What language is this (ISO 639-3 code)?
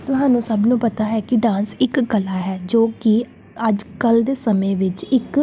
pan